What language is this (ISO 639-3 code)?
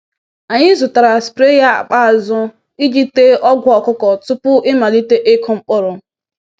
ibo